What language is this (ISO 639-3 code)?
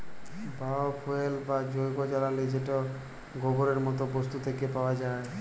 ben